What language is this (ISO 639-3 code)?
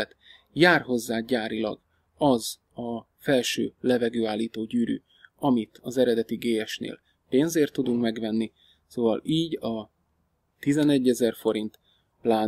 hun